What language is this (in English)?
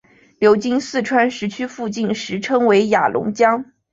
Chinese